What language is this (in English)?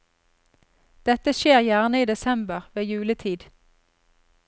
Norwegian